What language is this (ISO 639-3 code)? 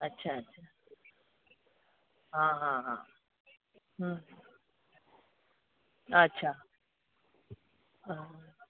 snd